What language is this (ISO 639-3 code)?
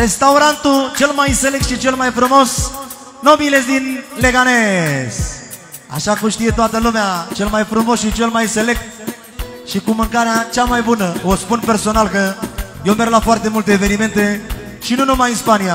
ron